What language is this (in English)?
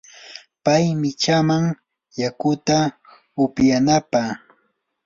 Yanahuanca Pasco Quechua